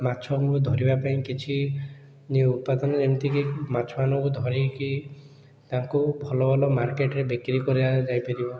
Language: Odia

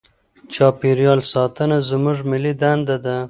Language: Pashto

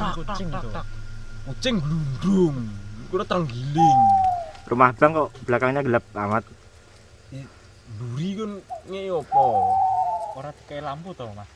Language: Indonesian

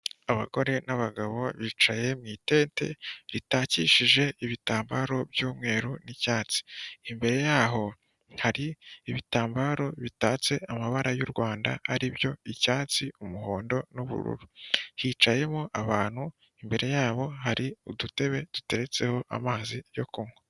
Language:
Kinyarwanda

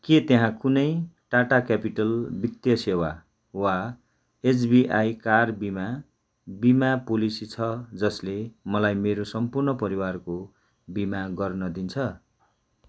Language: Nepali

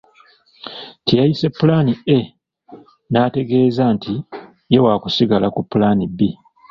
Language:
Ganda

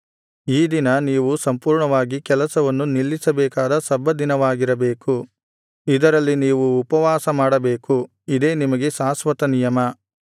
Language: Kannada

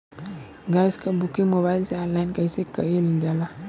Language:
Bhojpuri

